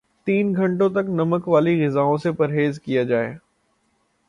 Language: Urdu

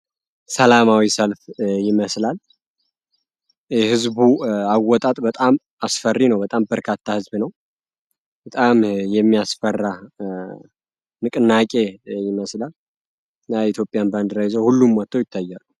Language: Amharic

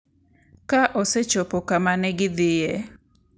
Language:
Luo (Kenya and Tanzania)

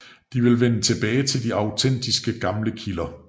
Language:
Danish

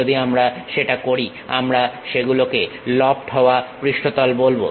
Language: Bangla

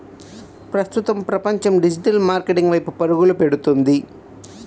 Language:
Telugu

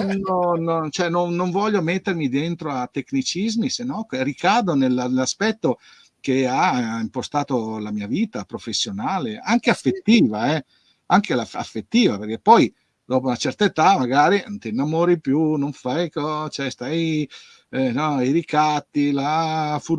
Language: Italian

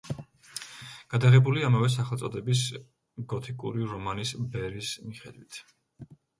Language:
Georgian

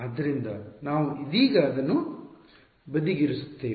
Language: Kannada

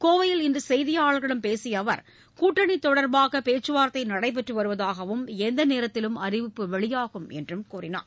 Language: Tamil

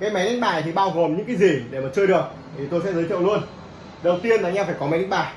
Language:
Vietnamese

